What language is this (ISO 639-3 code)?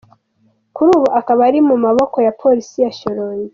kin